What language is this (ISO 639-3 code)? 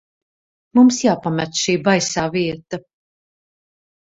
lav